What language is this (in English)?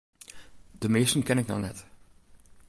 Western Frisian